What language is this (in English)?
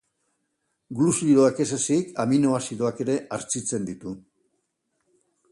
Basque